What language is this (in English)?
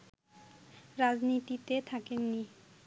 Bangla